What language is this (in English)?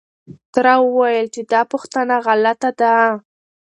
Pashto